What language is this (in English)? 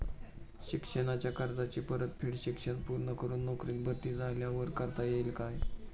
Marathi